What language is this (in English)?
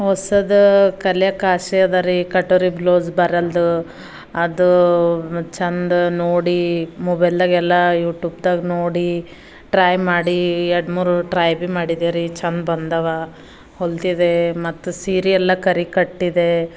Kannada